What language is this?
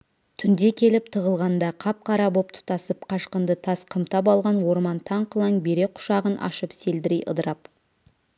Kazakh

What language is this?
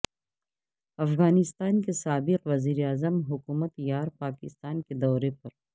Urdu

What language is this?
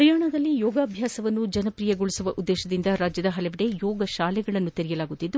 Kannada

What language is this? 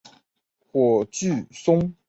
Chinese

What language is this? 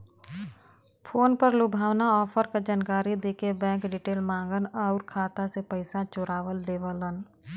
Bhojpuri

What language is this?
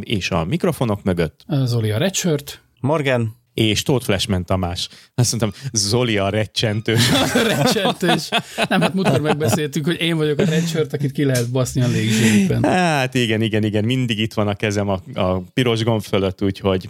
Hungarian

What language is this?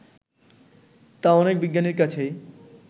Bangla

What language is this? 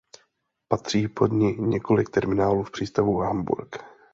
Czech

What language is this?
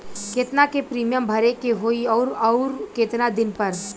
Bhojpuri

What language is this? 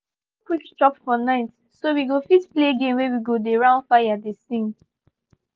Nigerian Pidgin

